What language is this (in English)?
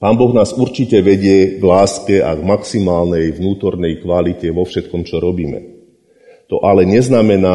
Slovak